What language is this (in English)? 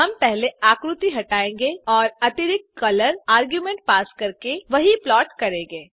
Hindi